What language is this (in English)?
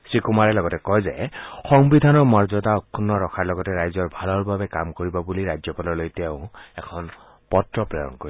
Assamese